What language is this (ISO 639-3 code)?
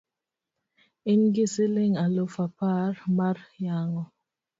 luo